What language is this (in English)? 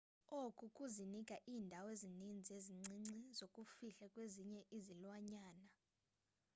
Xhosa